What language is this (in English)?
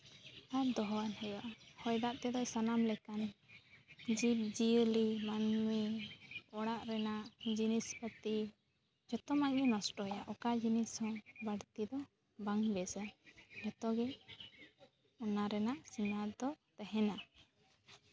Santali